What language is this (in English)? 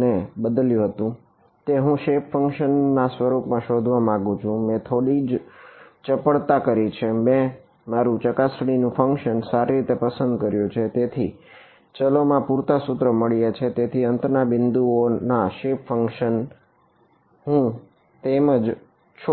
Gujarati